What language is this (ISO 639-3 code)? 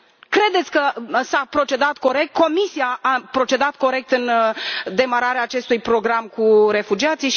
ron